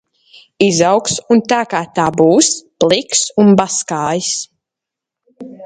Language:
Latvian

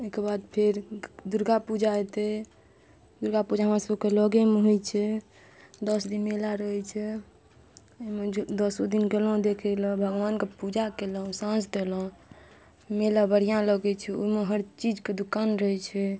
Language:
Maithili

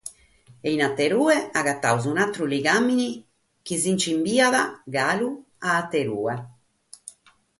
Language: Sardinian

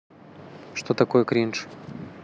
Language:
Russian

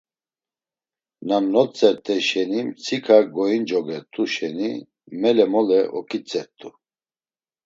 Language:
Laz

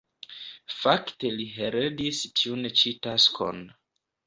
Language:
Esperanto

